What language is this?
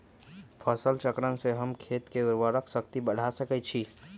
Magahi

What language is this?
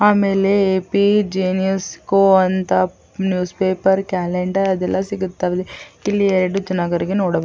Kannada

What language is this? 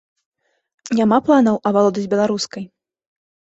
Belarusian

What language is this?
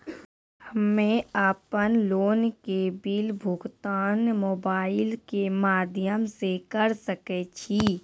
Maithili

